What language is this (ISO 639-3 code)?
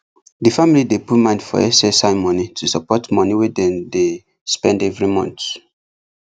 pcm